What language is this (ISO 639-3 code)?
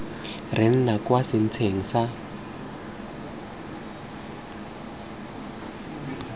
tsn